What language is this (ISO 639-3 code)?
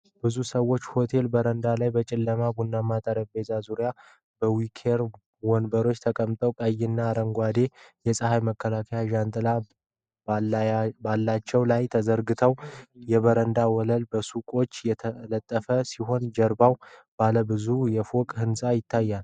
amh